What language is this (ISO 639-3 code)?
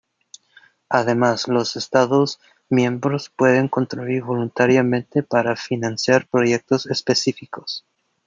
spa